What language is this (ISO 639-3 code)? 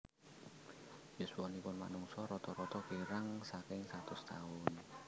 jav